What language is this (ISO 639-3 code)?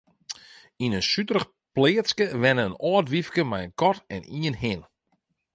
fry